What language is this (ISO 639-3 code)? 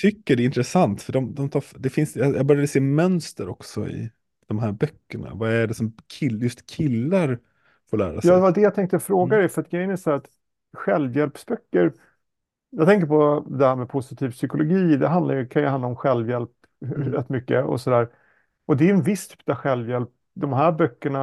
swe